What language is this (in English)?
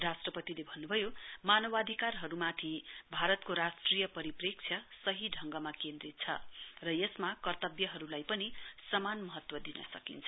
Nepali